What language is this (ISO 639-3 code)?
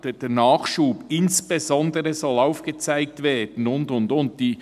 gsw